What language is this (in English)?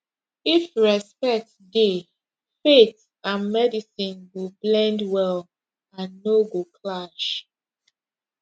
Nigerian Pidgin